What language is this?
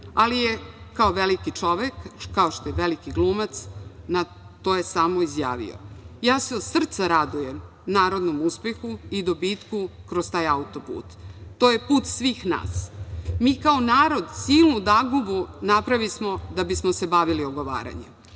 Serbian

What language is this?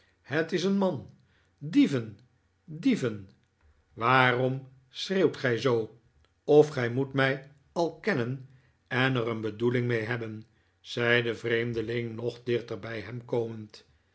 Dutch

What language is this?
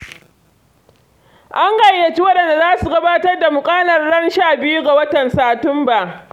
Hausa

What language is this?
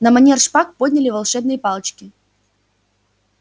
Russian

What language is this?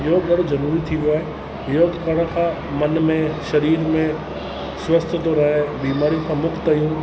Sindhi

